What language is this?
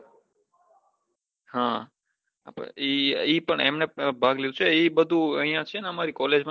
Gujarati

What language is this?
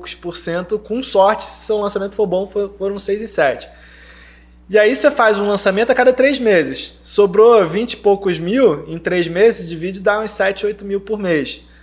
Portuguese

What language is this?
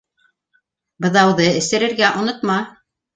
Bashkir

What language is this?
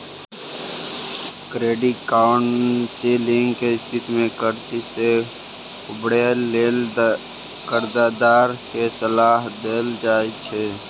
Maithili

